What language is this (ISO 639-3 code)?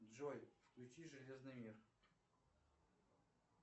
rus